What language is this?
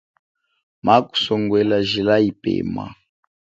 Chokwe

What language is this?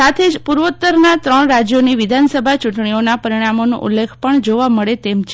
Gujarati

